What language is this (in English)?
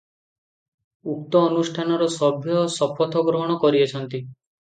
Odia